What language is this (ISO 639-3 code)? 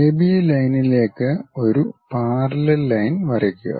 mal